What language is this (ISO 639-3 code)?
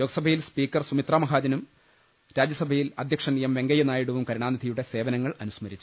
mal